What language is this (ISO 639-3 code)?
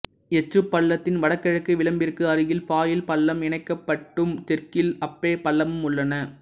tam